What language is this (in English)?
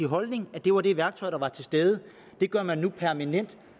Danish